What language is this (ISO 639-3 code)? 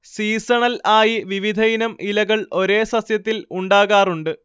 mal